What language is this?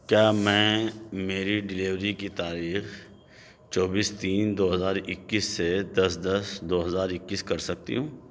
Urdu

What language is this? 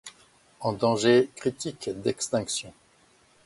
French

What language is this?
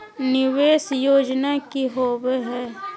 Magahi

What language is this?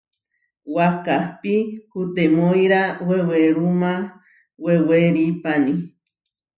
Huarijio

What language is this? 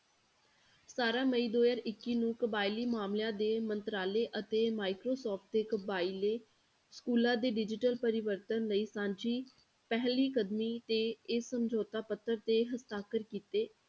Punjabi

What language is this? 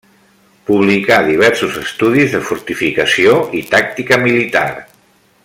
Catalan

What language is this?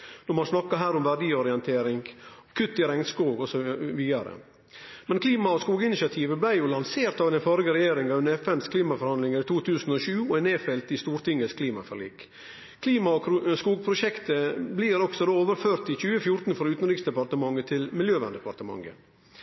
Norwegian Nynorsk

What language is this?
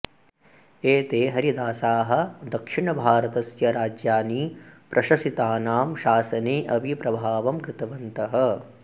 Sanskrit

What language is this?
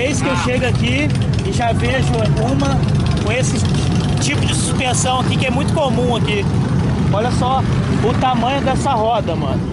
Portuguese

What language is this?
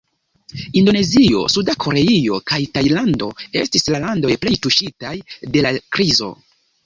Esperanto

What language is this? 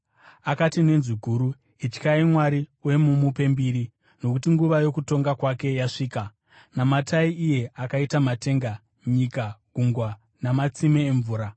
Shona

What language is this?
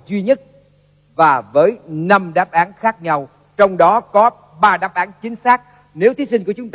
Vietnamese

